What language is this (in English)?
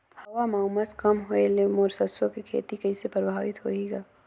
Chhattisgarhi